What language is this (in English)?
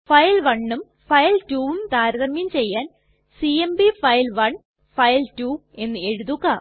Malayalam